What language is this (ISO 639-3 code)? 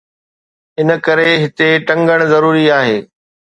snd